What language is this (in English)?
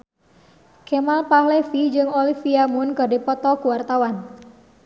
Sundanese